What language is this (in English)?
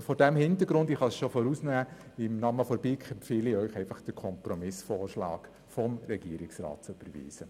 Swiss German